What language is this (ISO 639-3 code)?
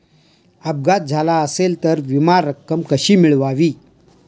mar